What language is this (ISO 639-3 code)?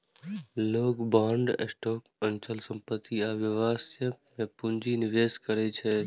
mai